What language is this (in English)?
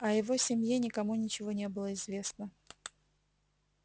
Russian